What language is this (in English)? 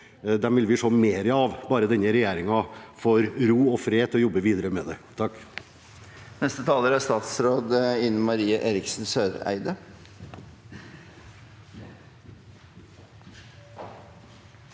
Norwegian